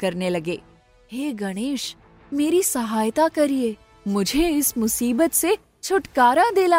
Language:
Hindi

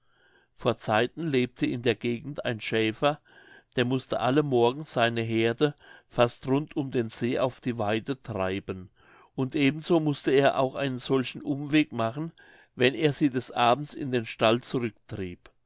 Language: German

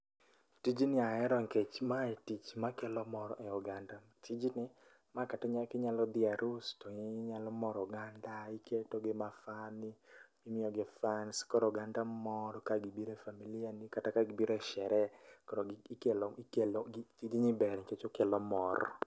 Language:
Luo (Kenya and Tanzania)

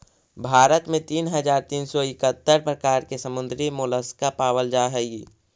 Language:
Magahi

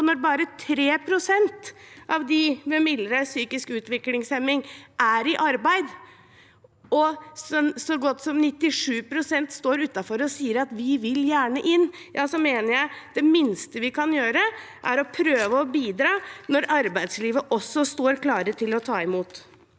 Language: Norwegian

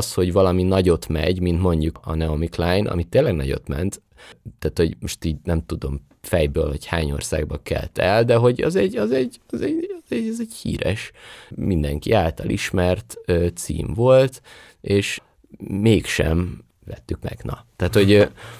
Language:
Hungarian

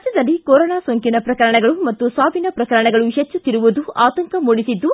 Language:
Kannada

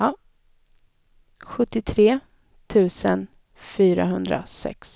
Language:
Swedish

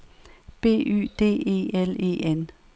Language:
Danish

